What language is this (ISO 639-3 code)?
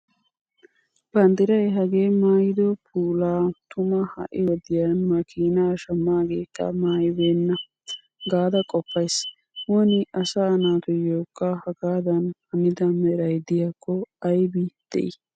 wal